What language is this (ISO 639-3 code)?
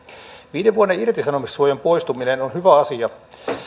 fin